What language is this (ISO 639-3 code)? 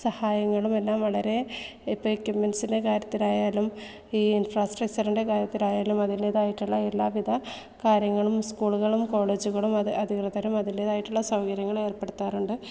mal